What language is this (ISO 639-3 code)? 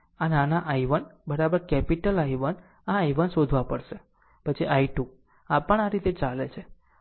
guj